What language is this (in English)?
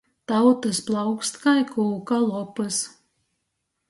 Latgalian